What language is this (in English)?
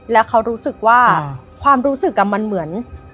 Thai